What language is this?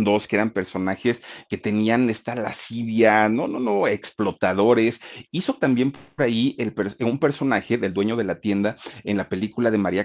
Spanish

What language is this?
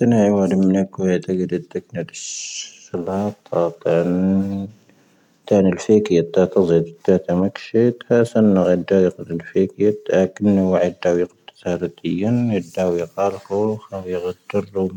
Tahaggart Tamahaq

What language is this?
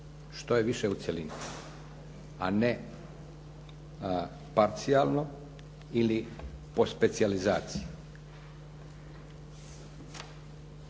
Croatian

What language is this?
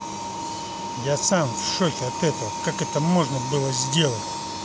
Russian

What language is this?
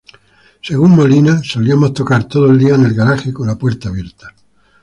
Spanish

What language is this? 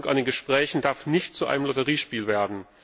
German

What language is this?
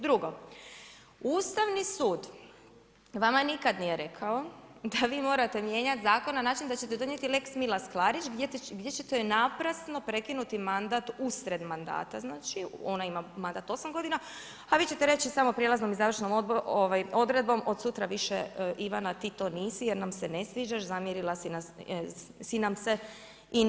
Croatian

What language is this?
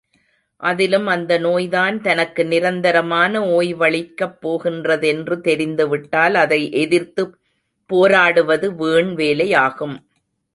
Tamil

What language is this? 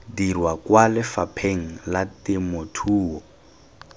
Tswana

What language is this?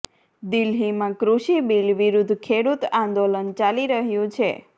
Gujarati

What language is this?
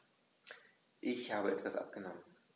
German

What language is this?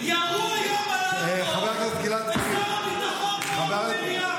Hebrew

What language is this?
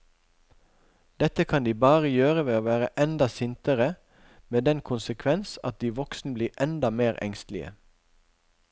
Norwegian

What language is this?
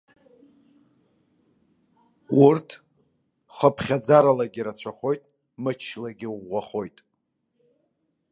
Abkhazian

